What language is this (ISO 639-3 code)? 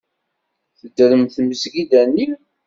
kab